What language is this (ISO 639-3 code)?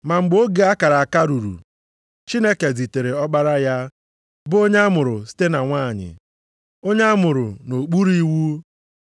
ibo